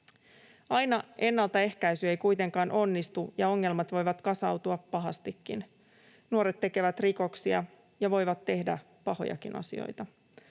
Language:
Finnish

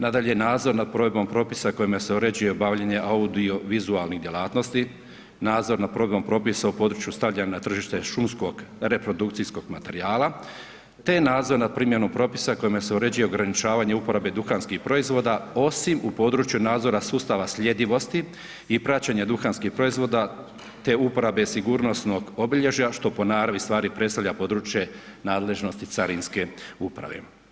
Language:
Croatian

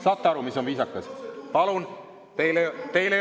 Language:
Estonian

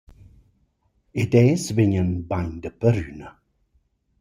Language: Romansh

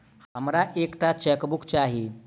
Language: Maithili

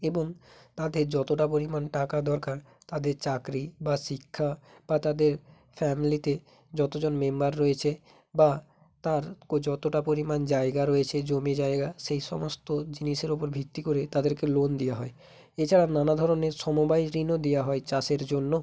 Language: Bangla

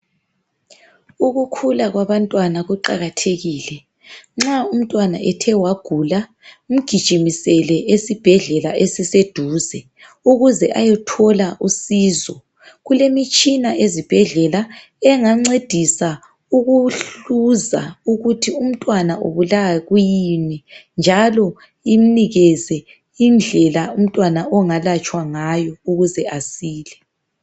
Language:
North Ndebele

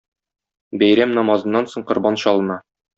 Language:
Tatar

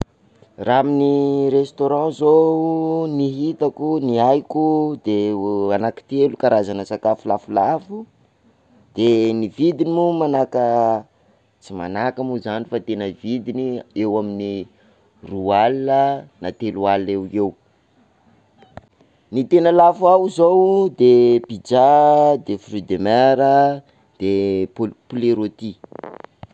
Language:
Sakalava Malagasy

